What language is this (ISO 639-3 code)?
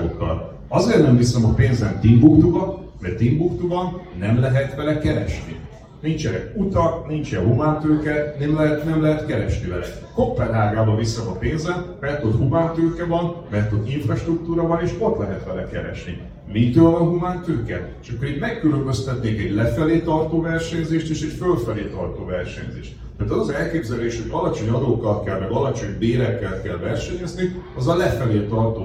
hun